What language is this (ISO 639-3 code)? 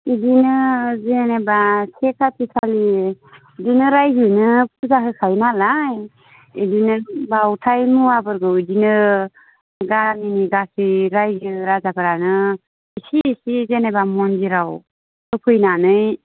brx